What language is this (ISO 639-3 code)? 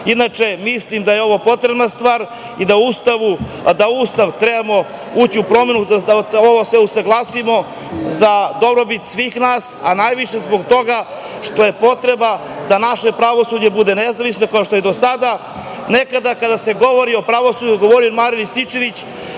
srp